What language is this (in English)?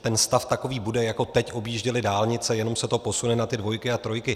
Czech